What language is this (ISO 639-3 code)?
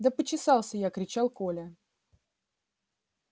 rus